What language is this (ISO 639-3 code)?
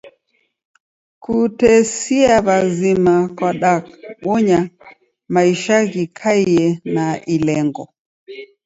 dav